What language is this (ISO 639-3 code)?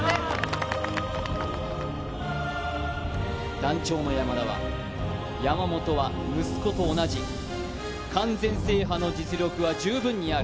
jpn